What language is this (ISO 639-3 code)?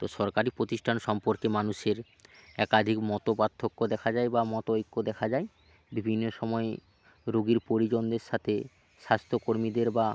ben